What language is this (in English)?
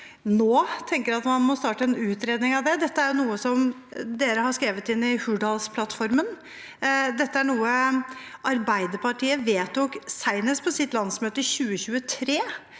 Norwegian